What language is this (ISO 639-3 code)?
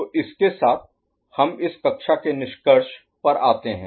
hin